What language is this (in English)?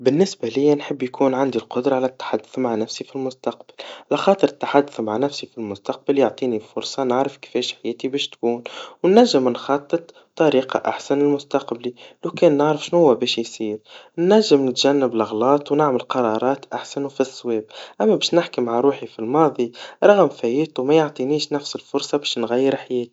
Tunisian Arabic